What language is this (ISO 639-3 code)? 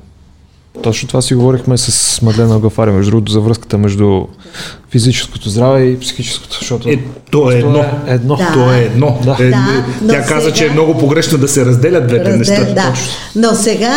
bul